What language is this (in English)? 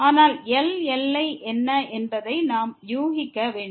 Tamil